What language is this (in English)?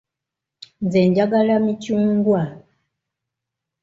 Ganda